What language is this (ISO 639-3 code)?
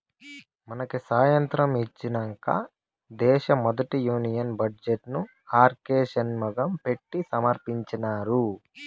tel